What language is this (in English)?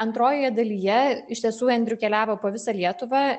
Lithuanian